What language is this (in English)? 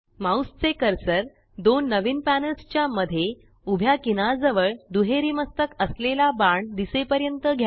Marathi